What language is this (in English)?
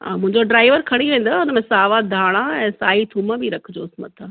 Sindhi